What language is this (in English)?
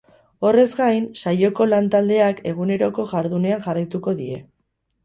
Basque